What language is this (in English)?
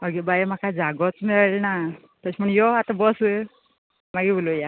Konkani